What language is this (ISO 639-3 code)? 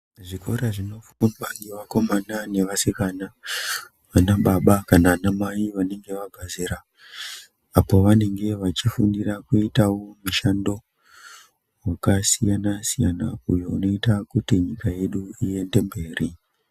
ndc